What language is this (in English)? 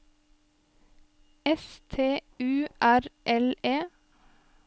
Norwegian